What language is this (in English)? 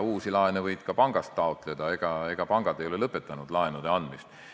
Estonian